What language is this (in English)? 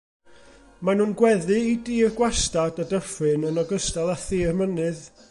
Welsh